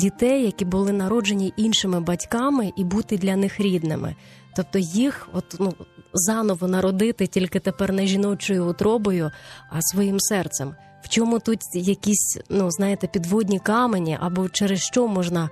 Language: Ukrainian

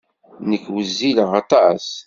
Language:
Kabyle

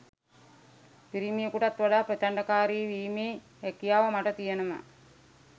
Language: Sinhala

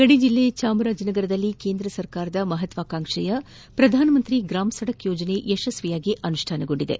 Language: Kannada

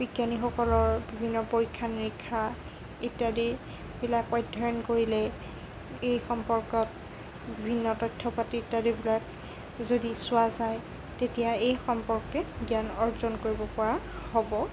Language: Assamese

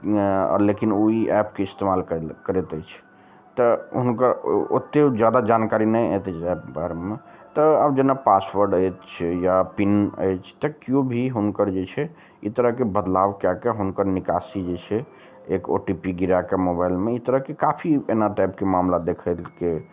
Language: Maithili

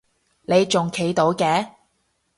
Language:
Cantonese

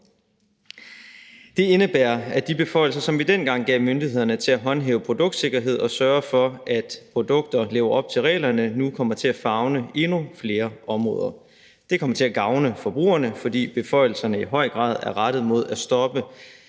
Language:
Danish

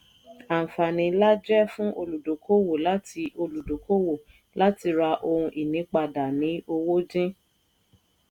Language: Yoruba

